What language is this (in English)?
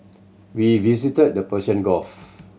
English